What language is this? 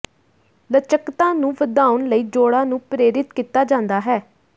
Punjabi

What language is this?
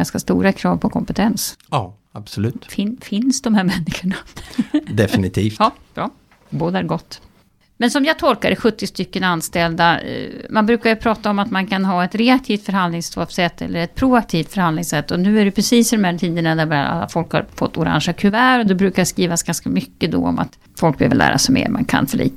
Swedish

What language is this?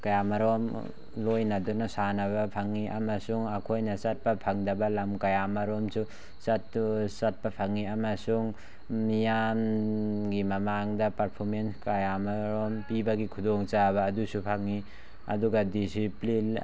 Manipuri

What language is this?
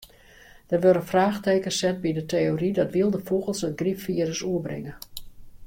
Western Frisian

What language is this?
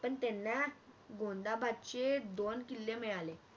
Marathi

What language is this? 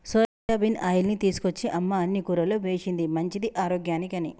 Telugu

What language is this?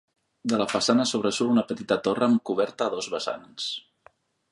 Catalan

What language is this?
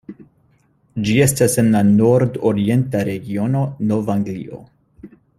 Esperanto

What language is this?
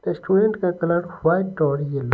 Hindi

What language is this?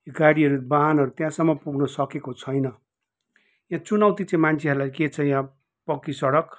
Nepali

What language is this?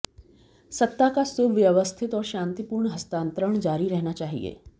Hindi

